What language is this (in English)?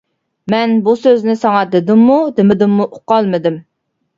Uyghur